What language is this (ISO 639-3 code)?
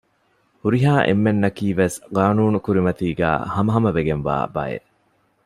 div